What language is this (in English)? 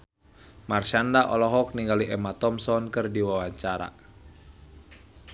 Sundanese